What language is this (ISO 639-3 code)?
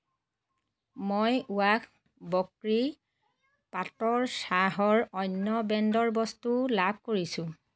asm